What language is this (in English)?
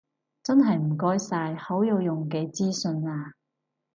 Cantonese